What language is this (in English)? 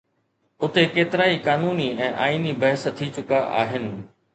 Sindhi